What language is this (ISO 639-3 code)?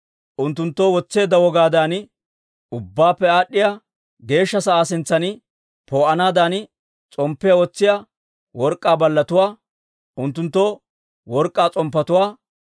dwr